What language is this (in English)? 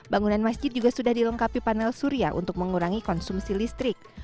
Indonesian